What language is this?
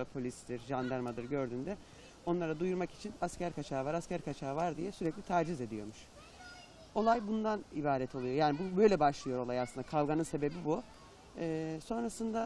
Turkish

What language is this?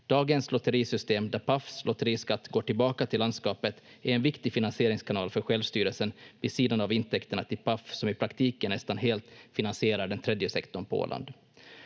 Finnish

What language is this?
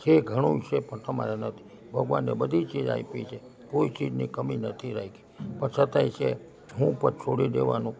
Gujarati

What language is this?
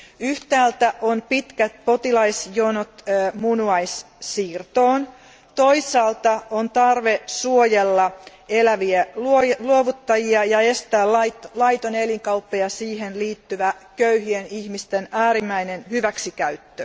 Finnish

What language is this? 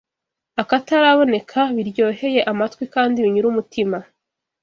Kinyarwanda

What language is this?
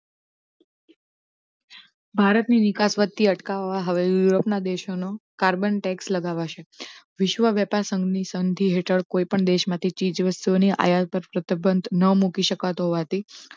Gujarati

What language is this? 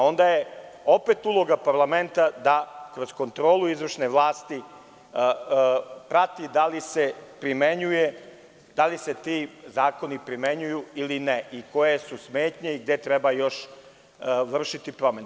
Serbian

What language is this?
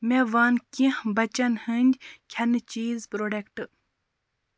Kashmiri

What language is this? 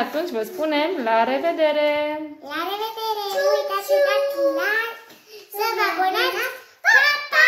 Romanian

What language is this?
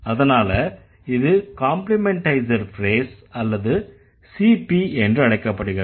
Tamil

